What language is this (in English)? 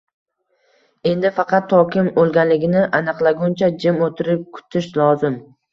Uzbek